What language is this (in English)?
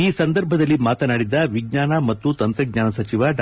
Kannada